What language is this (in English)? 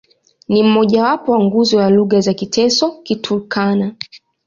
Swahili